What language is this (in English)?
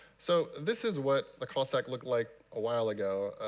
English